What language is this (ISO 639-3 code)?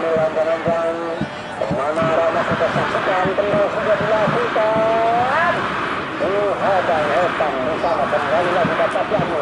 tha